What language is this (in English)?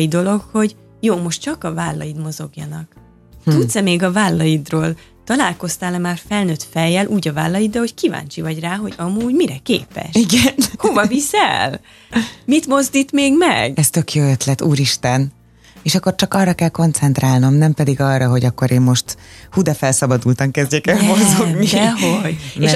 Hungarian